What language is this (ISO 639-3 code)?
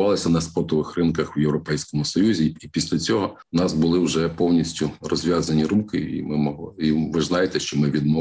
ukr